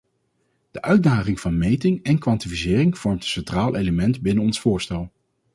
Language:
Dutch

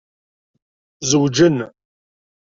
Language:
Kabyle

